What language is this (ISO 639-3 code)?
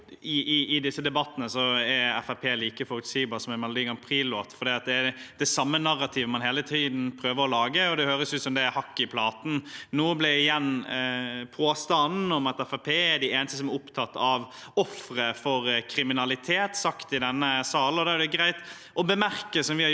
nor